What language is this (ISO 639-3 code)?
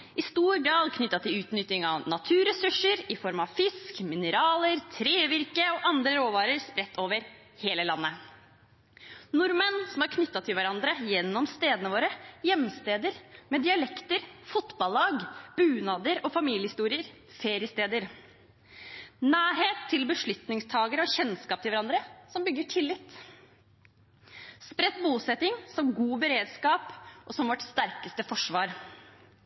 nob